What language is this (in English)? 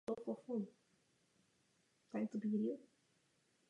Czech